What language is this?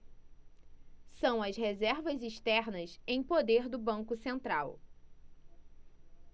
Portuguese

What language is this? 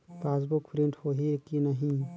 Chhattisgarhi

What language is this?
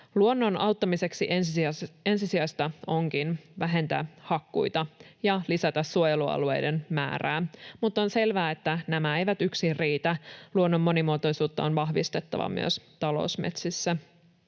Finnish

